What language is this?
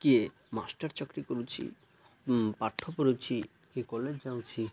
Odia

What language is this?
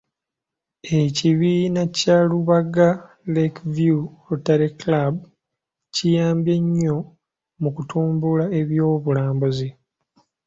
Ganda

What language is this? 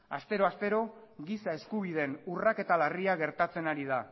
Basque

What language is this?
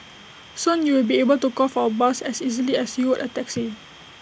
English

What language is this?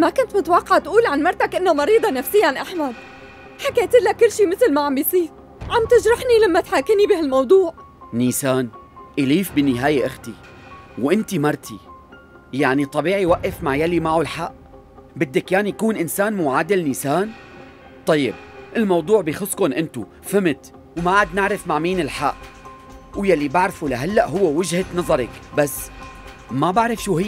Arabic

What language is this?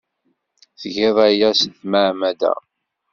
Kabyle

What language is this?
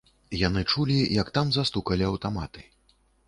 Belarusian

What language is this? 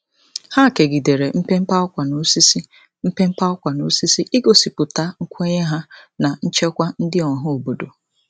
Igbo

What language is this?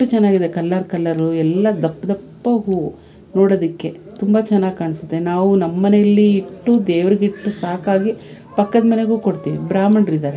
Kannada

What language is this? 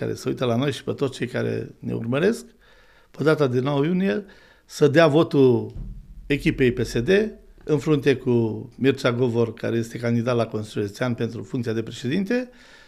Romanian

